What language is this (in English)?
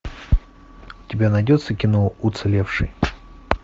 Russian